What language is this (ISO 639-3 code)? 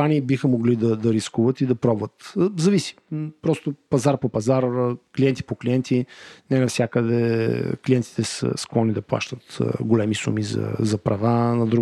bul